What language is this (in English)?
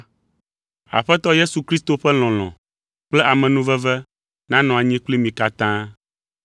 Ewe